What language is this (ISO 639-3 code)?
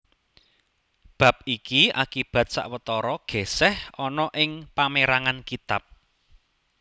jav